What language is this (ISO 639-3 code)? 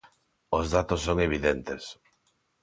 glg